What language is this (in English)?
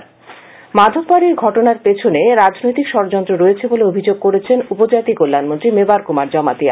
Bangla